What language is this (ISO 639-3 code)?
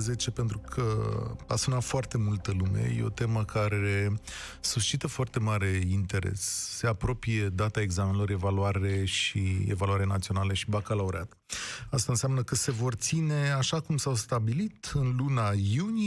ron